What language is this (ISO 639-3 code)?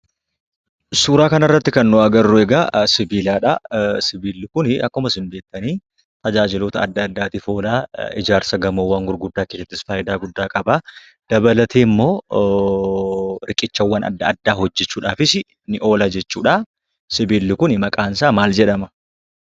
orm